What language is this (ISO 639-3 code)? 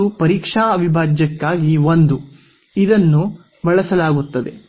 kan